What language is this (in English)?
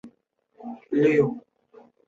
Chinese